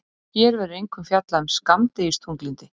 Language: Icelandic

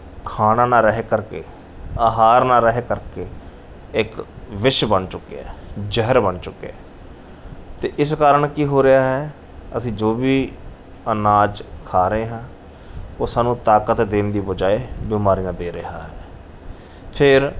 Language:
Punjabi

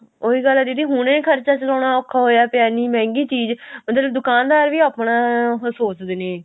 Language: Punjabi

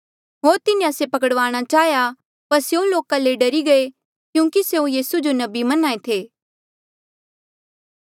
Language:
Mandeali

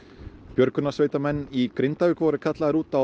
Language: Icelandic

